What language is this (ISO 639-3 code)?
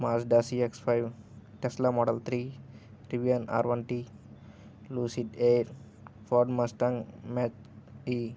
tel